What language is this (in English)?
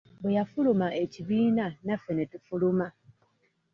Ganda